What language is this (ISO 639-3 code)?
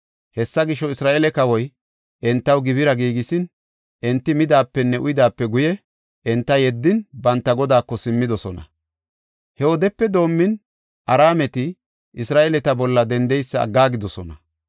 gof